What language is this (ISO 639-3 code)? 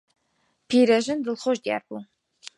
ckb